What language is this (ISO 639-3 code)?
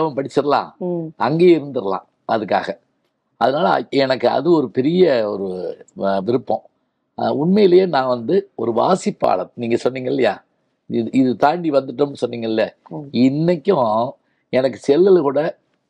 tam